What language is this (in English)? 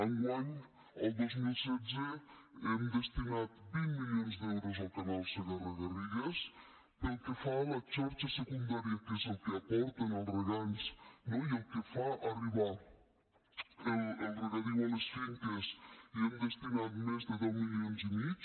Catalan